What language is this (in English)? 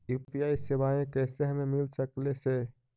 Magahi